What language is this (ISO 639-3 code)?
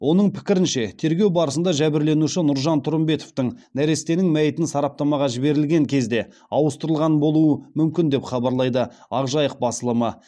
kaz